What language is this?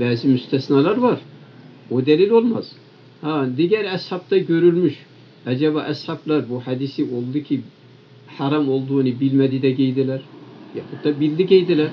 Turkish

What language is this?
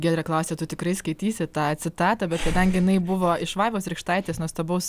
Lithuanian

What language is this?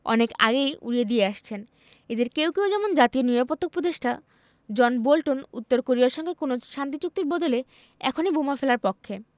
Bangla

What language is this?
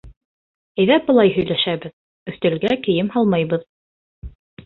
Bashkir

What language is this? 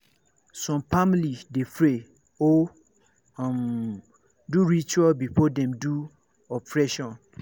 Nigerian Pidgin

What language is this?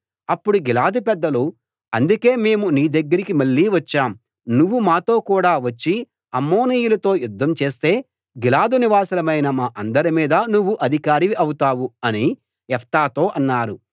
Telugu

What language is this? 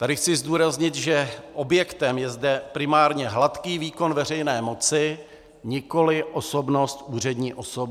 Czech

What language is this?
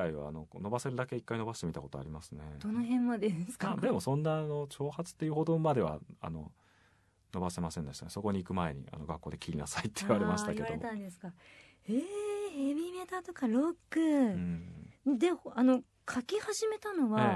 Japanese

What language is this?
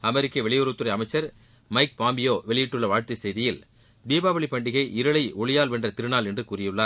Tamil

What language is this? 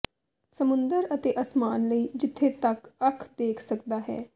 Punjabi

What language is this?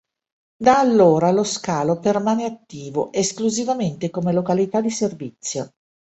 Italian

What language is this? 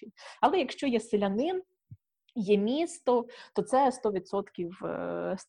Ukrainian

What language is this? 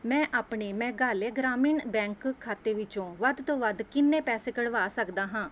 Punjabi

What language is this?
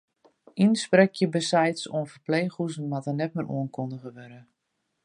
Western Frisian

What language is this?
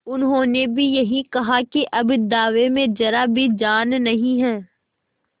Hindi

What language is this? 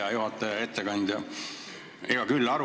Estonian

